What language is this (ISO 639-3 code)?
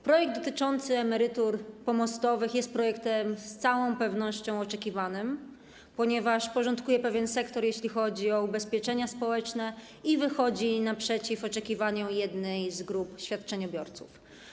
pol